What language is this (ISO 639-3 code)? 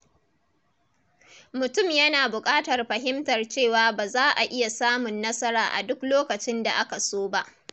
hau